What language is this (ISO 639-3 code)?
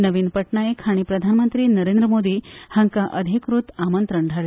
kok